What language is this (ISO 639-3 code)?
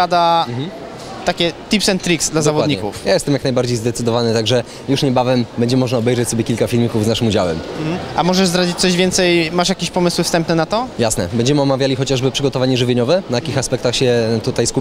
pol